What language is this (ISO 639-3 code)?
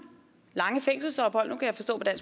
dan